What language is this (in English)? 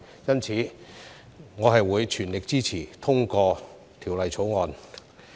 Cantonese